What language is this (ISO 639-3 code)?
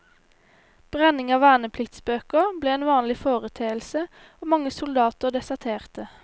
nor